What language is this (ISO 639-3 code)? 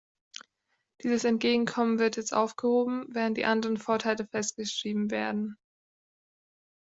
deu